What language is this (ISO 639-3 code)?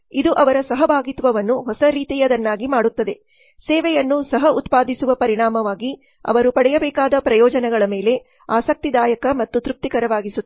kan